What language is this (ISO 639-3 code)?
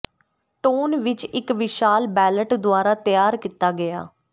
pan